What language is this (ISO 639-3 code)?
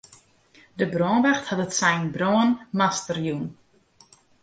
fry